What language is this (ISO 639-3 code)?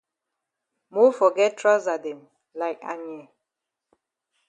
wes